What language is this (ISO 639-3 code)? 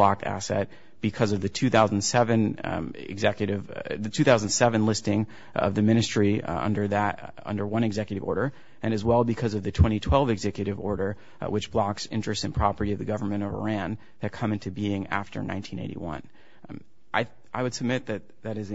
eng